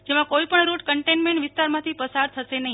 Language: Gujarati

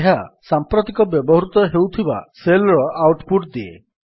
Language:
Odia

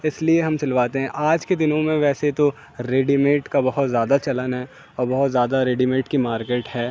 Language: Urdu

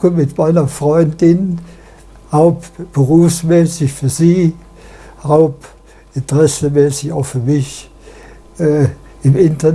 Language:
German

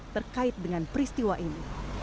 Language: Indonesian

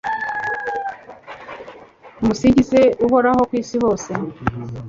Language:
Kinyarwanda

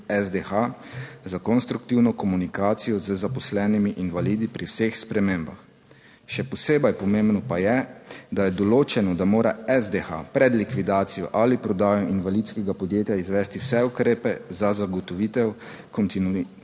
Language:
Slovenian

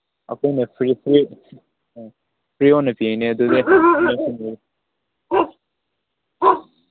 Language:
Manipuri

